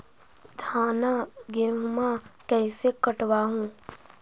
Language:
Magahi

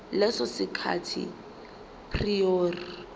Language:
Zulu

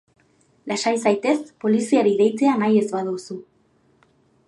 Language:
Basque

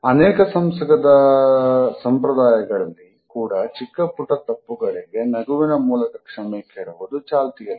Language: Kannada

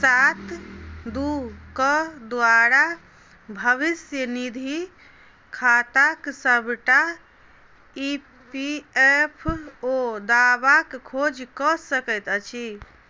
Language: Maithili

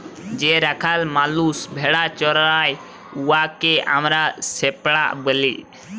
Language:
Bangla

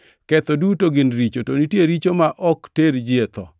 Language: Luo (Kenya and Tanzania)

